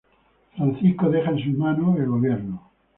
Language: Spanish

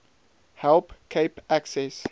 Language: Afrikaans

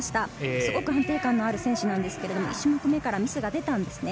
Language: Japanese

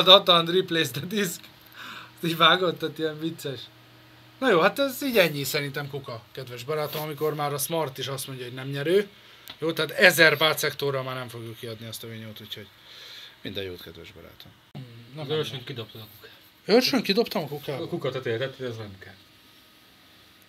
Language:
Hungarian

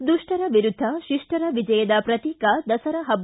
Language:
Kannada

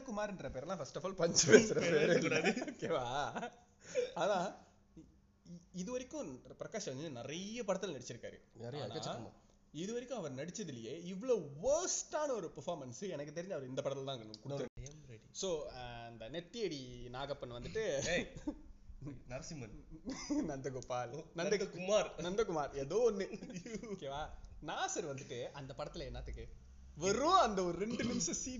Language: Tamil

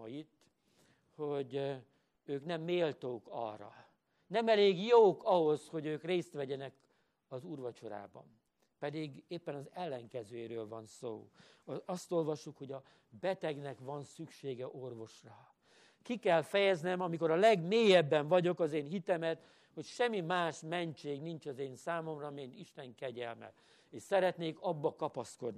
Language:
Hungarian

